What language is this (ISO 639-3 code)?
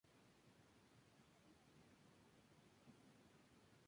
spa